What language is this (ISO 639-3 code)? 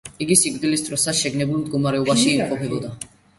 kat